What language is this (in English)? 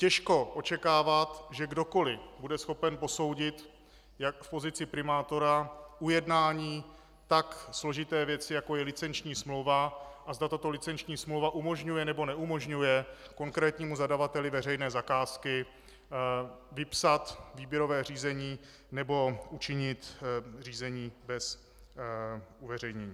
Czech